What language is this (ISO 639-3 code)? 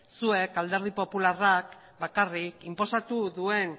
eus